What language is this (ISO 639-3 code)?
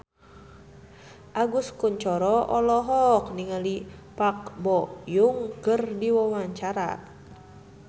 sun